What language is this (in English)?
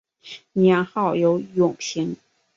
Chinese